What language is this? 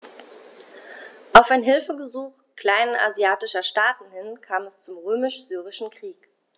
German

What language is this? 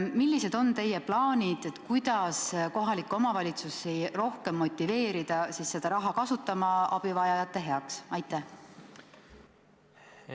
Estonian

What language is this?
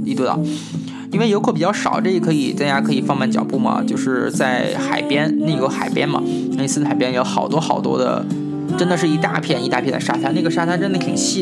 Chinese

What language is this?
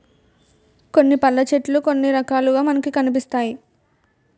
Telugu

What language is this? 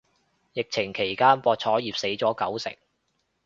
Cantonese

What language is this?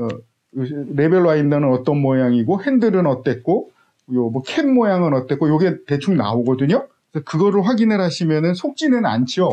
Korean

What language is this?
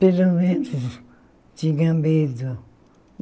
Portuguese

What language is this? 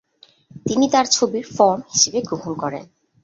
Bangla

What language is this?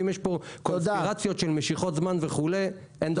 Hebrew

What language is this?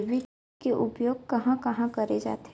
Chhattisgarhi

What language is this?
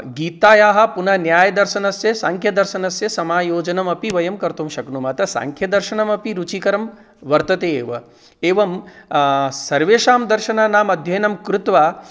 Sanskrit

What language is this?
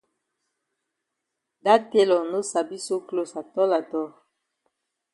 Cameroon Pidgin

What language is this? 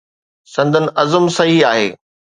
Sindhi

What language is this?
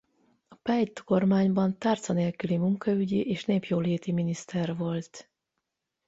Hungarian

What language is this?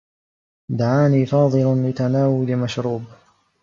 Arabic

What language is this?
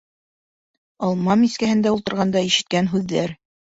Bashkir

